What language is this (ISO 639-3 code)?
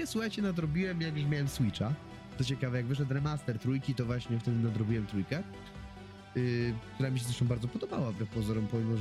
pol